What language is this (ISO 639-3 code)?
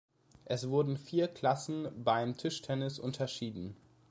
deu